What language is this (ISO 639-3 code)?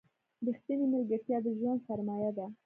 pus